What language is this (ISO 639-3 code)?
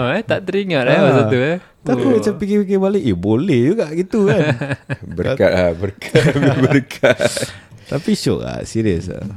msa